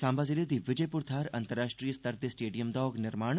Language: Dogri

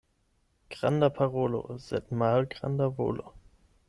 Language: Esperanto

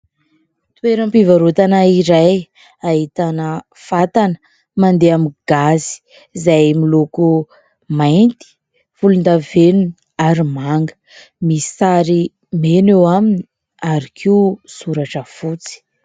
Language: Malagasy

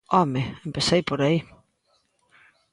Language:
Galician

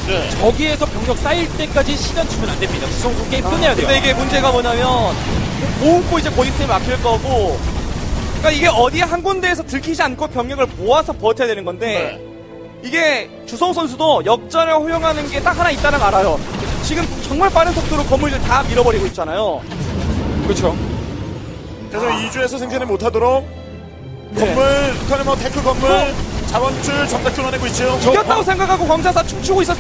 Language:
Korean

